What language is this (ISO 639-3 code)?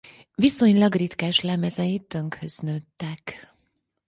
hun